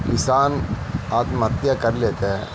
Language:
Urdu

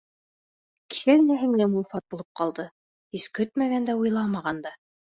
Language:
Bashkir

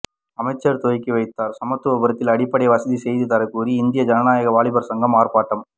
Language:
Tamil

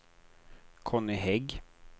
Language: Swedish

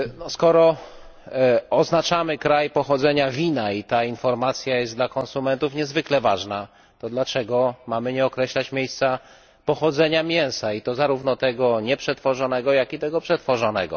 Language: Polish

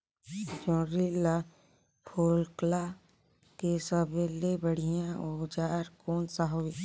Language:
Chhattisgarhi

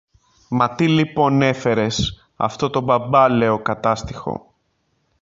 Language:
Greek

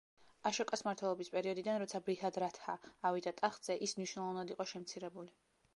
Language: Georgian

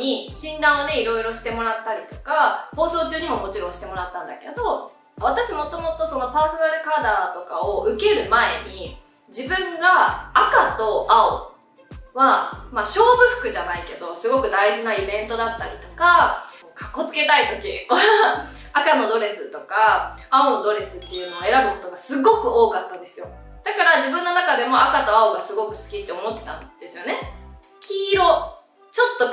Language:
Japanese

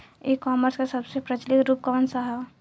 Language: Bhojpuri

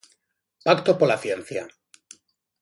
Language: Galician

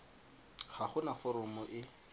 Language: Tswana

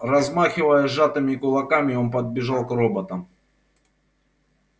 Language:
Russian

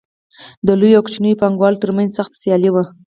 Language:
Pashto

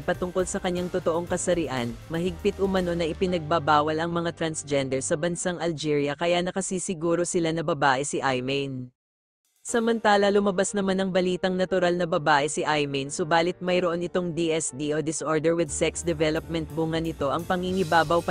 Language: Filipino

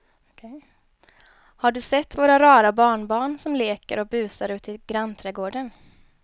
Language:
Swedish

